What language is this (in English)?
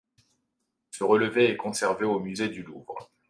French